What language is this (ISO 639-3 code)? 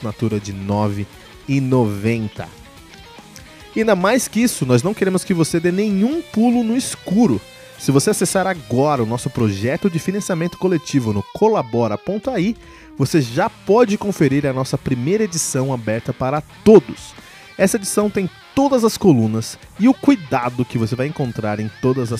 por